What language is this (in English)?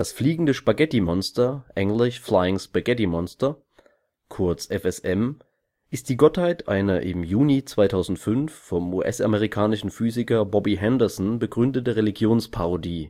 German